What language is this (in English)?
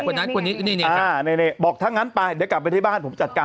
Thai